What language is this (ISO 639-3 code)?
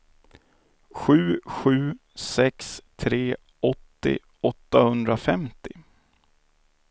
swe